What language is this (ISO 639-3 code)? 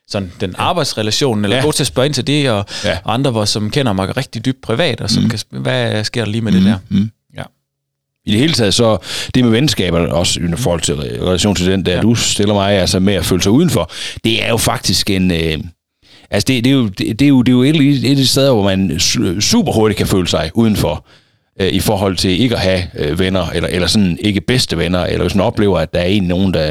dan